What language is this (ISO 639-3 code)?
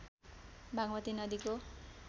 nep